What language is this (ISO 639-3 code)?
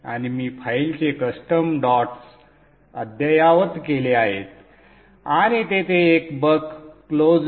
mar